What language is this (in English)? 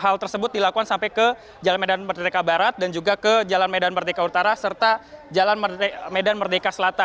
Indonesian